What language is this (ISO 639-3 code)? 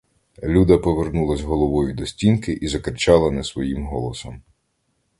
ukr